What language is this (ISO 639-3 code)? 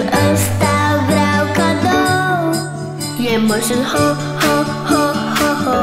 ron